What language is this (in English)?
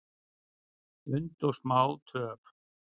Icelandic